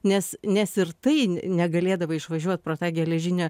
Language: Lithuanian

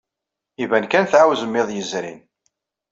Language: Kabyle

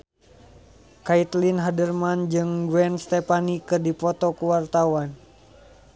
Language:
Sundanese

